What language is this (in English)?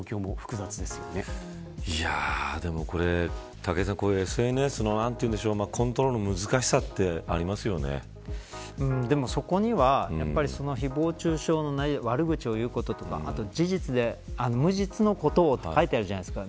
Japanese